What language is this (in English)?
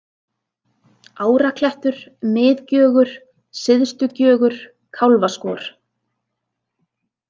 Icelandic